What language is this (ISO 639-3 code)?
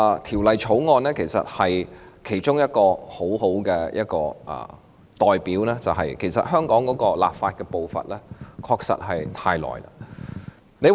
yue